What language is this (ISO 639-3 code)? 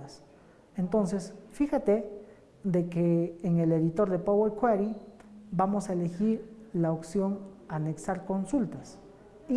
spa